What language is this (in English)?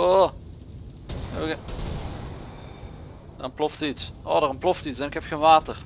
Dutch